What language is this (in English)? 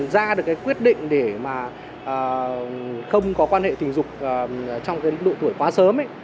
Vietnamese